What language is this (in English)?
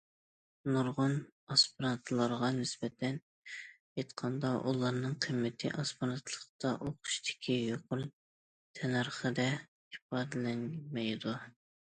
Uyghur